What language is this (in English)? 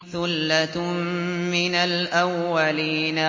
Arabic